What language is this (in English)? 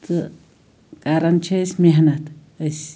Kashmiri